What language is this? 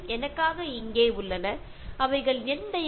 Malayalam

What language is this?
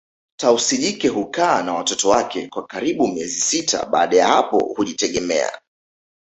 Swahili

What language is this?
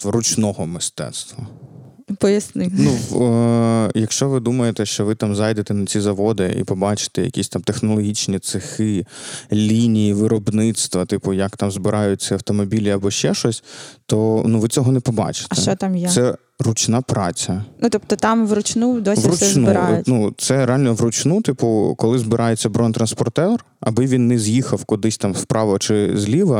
Ukrainian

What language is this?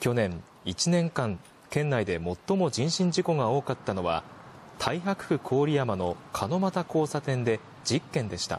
Japanese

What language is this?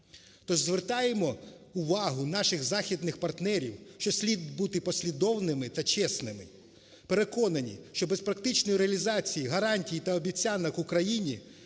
Ukrainian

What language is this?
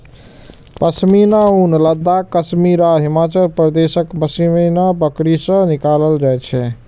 Maithili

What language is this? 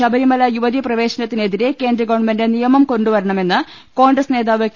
Malayalam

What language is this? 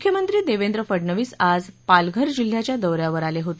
Marathi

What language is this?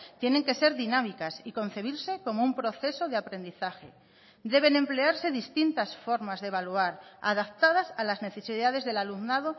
Spanish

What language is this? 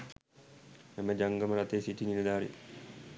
Sinhala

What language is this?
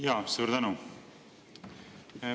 Estonian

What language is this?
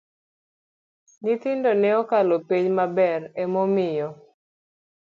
Luo (Kenya and Tanzania)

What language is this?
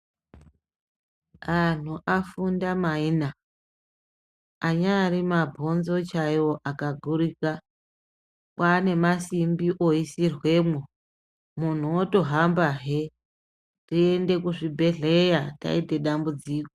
Ndau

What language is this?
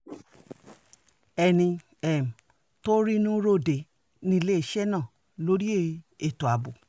Yoruba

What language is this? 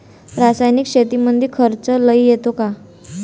Marathi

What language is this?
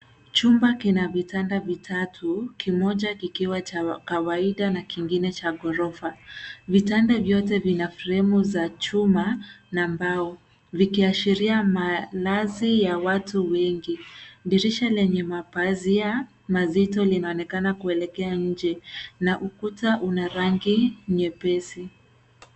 Swahili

